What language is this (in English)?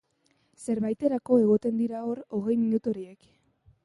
Basque